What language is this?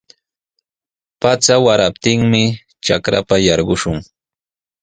Sihuas Ancash Quechua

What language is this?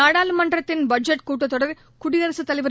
Tamil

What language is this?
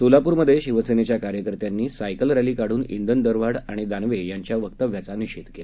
Marathi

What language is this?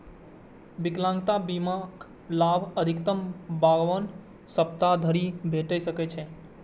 Maithili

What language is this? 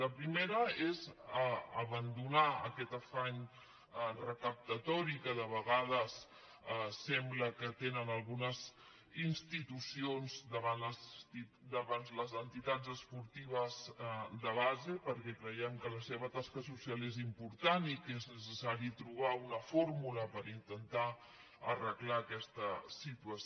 Catalan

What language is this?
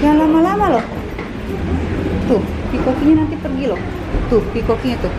Indonesian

